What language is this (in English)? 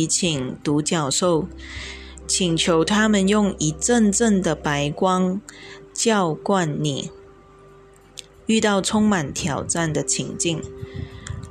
Chinese